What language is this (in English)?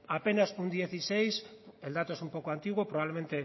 Spanish